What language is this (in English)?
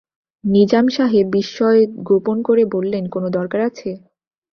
Bangla